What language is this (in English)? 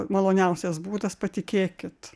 Lithuanian